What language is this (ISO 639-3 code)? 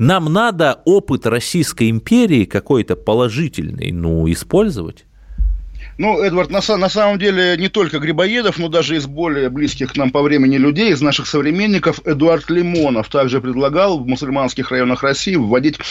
rus